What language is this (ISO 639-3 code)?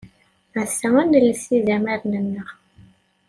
kab